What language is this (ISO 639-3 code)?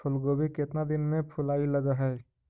mag